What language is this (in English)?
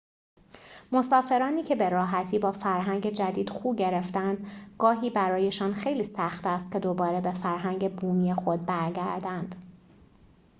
Persian